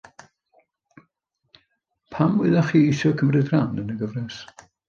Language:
Welsh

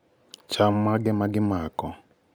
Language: Luo (Kenya and Tanzania)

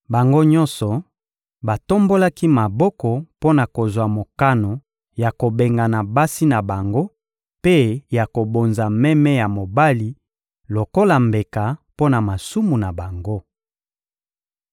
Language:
Lingala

